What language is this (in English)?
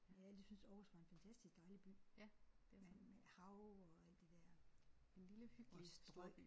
Danish